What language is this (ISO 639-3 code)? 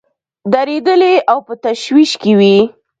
pus